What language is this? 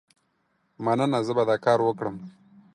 Pashto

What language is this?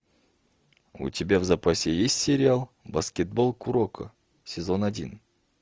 Russian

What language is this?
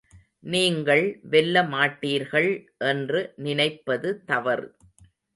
Tamil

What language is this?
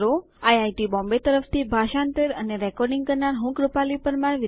Gujarati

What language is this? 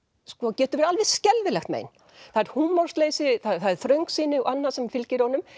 Icelandic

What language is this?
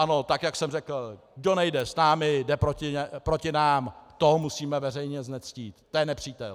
Czech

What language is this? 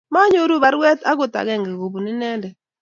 Kalenjin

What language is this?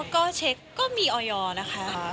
Thai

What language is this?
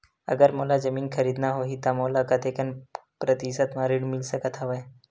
Chhattisgarhi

